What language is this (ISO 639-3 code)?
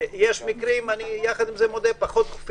heb